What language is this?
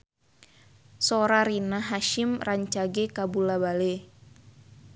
Sundanese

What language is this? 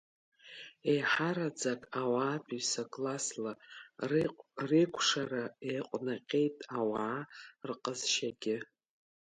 Abkhazian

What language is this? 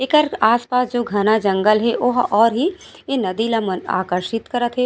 Chhattisgarhi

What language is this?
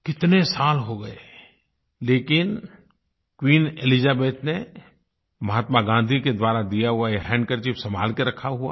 Hindi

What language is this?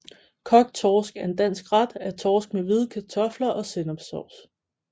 Danish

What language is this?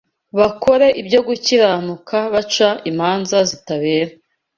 Kinyarwanda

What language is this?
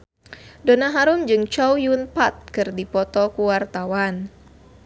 Sundanese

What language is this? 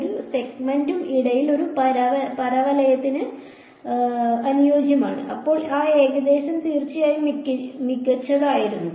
Malayalam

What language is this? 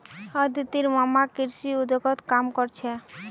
Magahi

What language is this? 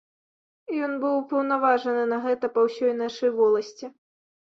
Belarusian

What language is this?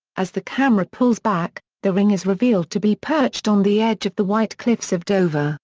English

